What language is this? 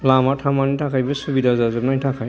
Bodo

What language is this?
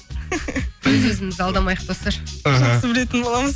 Kazakh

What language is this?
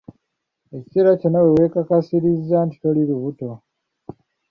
Ganda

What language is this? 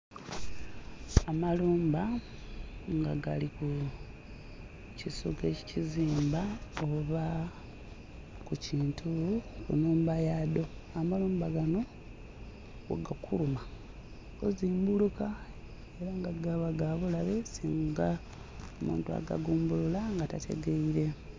Soga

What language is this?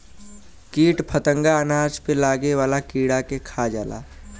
Bhojpuri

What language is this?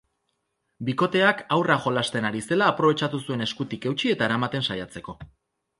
Basque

